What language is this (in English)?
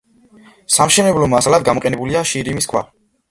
Georgian